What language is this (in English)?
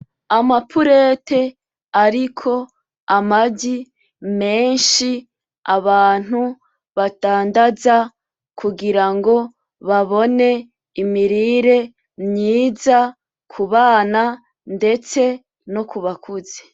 Rundi